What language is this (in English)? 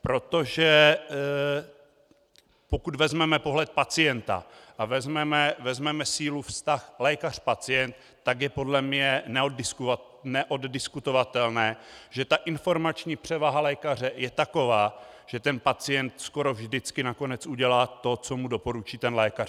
Czech